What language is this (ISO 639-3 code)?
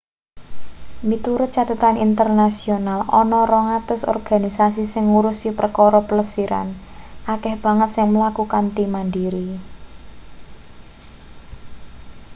jav